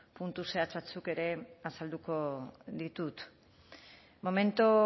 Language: Basque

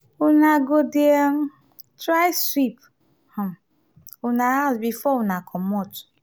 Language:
Nigerian Pidgin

